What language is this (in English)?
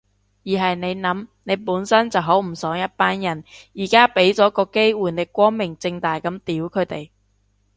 Cantonese